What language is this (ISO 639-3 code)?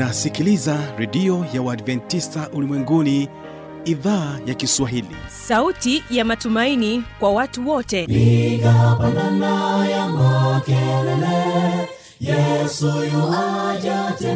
swa